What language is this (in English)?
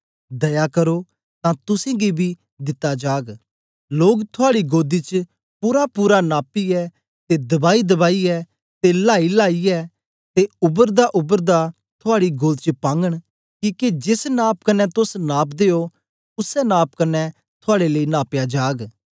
Dogri